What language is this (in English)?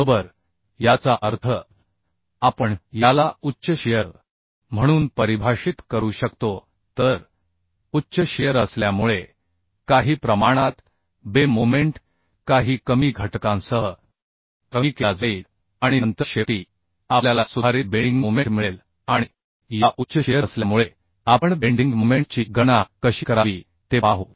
Marathi